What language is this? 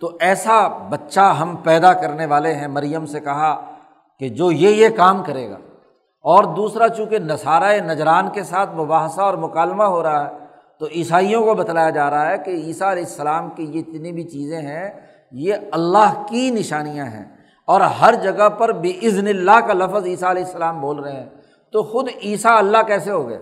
Urdu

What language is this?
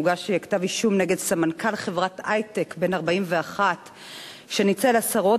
Hebrew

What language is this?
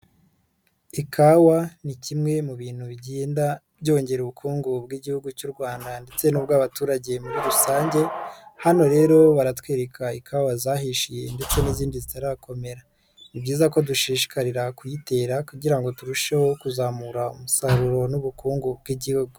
Kinyarwanda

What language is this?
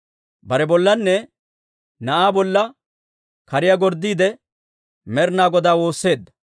Dawro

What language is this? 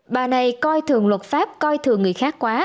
Vietnamese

